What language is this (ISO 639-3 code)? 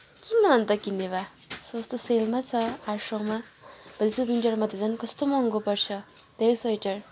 nep